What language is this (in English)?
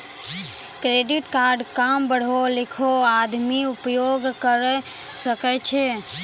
Maithili